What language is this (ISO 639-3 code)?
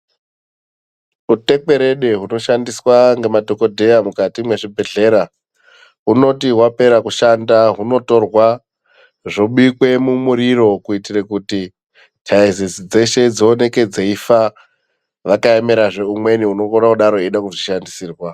ndc